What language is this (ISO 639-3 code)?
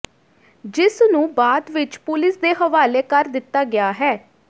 pan